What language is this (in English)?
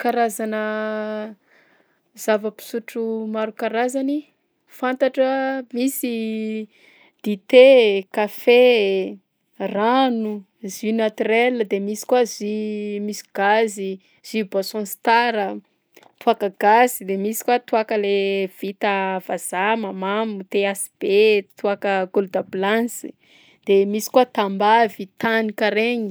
Southern Betsimisaraka Malagasy